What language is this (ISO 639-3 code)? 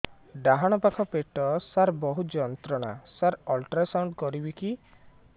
ori